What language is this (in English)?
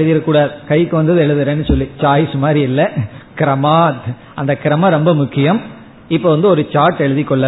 Tamil